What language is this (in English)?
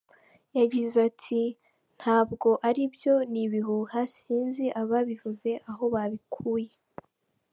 Kinyarwanda